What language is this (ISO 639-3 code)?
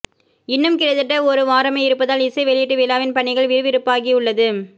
tam